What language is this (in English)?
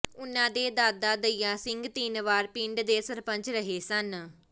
Punjabi